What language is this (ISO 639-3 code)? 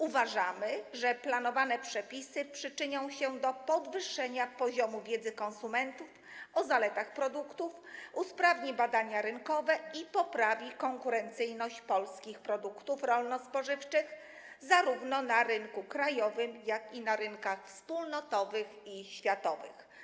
pol